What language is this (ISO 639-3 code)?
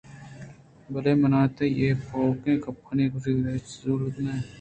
bgp